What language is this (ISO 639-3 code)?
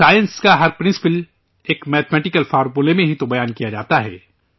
urd